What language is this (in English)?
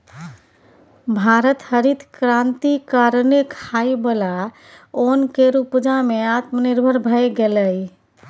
Maithili